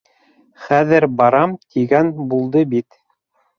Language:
Bashkir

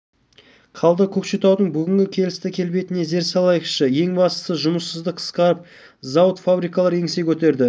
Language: Kazakh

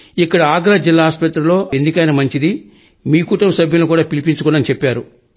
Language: Telugu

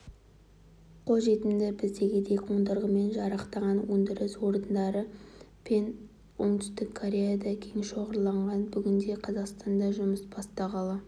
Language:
Kazakh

